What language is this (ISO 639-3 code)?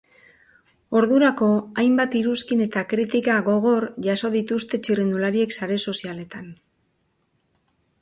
eus